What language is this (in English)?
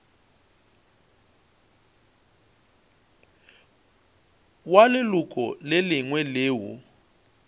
Northern Sotho